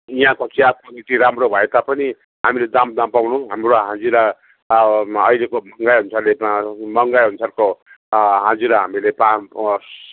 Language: Nepali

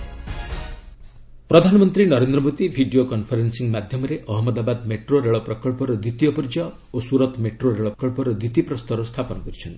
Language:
Odia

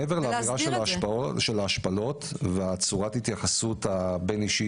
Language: Hebrew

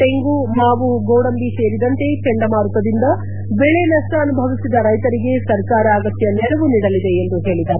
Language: Kannada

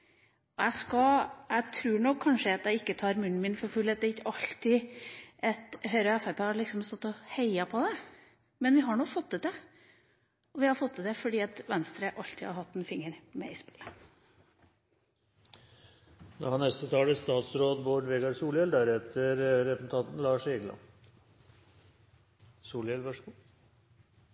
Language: Norwegian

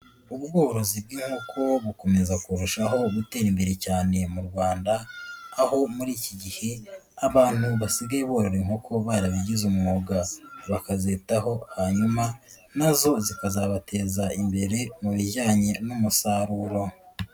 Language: Kinyarwanda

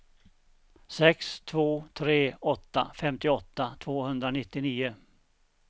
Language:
Swedish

